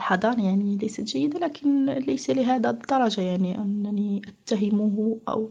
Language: Arabic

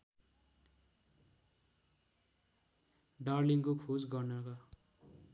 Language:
Nepali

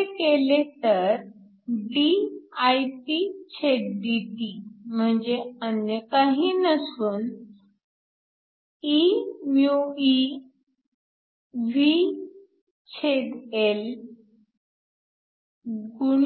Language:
Marathi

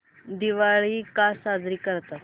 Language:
Marathi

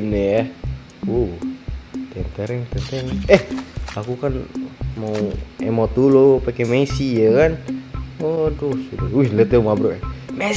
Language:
Indonesian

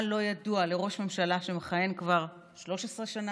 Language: Hebrew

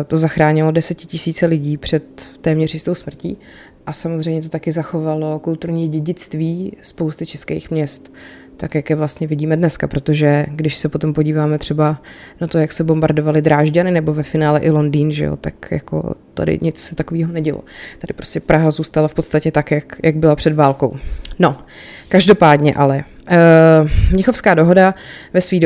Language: Czech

